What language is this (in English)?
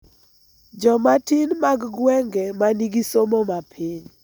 Luo (Kenya and Tanzania)